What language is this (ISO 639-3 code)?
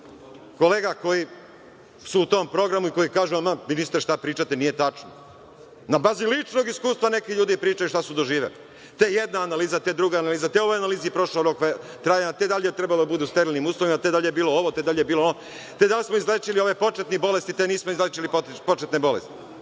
srp